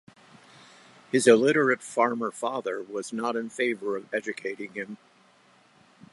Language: English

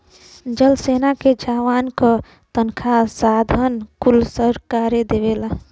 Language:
Bhojpuri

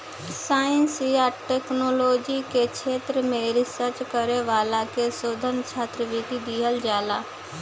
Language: Bhojpuri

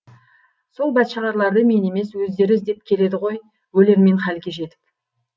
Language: Kazakh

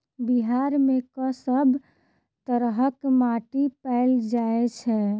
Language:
Maithili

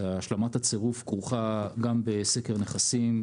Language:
Hebrew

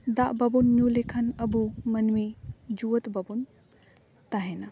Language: Santali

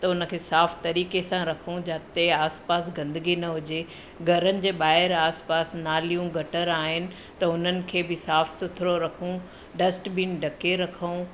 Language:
Sindhi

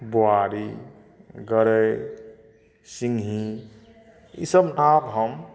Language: Maithili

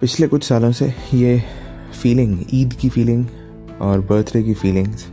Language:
Urdu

